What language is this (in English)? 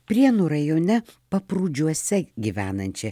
Lithuanian